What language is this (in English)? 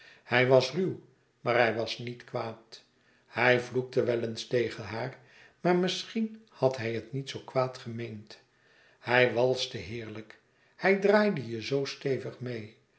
Dutch